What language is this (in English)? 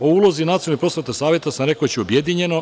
Serbian